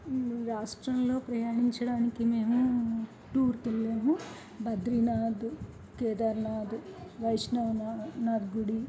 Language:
Telugu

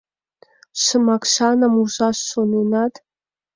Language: Mari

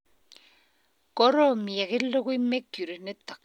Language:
Kalenjin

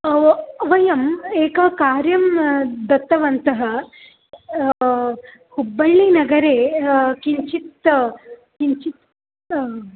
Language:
Sanskrit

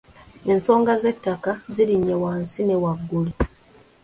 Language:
Ganda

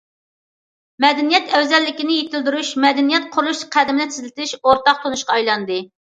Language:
Uyghur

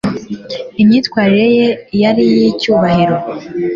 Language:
Kinyarwanda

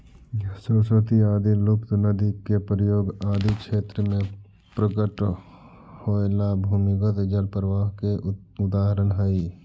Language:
Magahi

